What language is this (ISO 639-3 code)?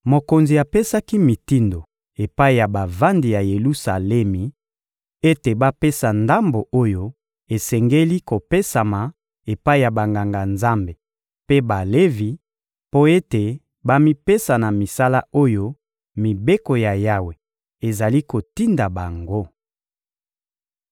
lin